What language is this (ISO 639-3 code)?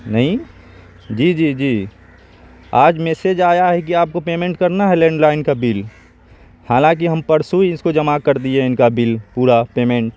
urd